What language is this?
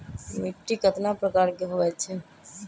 Magahi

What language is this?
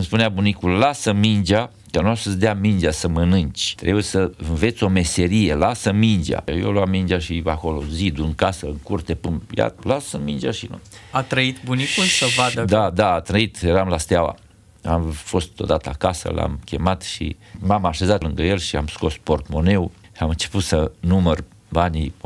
Romanian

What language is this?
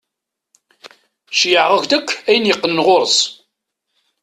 Kabyle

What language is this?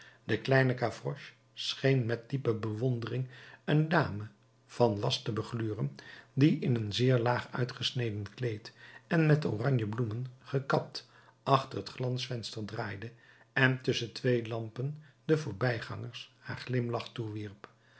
Dutch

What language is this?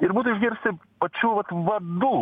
Lithuanian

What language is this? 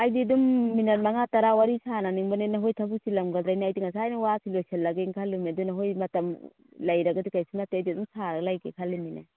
Manipuri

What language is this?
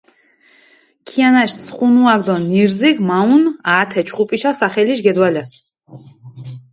Mingrelian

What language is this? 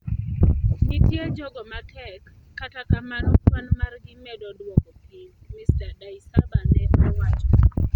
Luo (Kenya and Tanzania)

